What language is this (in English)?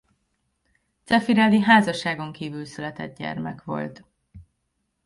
Hungarian